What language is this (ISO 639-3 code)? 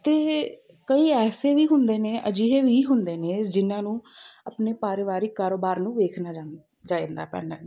pan